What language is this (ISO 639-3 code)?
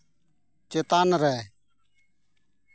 sat